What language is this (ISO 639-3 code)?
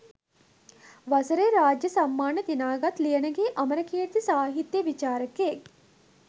sin